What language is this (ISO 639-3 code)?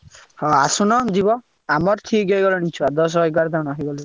ori